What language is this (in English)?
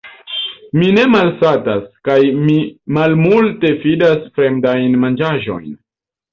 Esperanto